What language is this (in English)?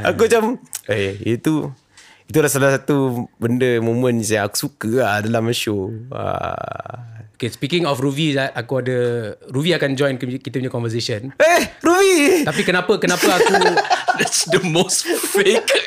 Malay